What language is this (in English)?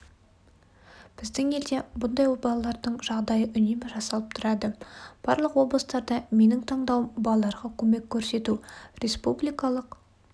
Kazakh